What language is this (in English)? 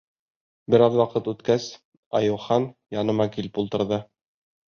Bashkir